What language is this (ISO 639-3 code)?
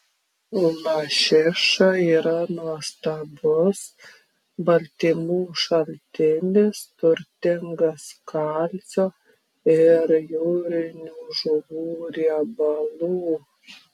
lit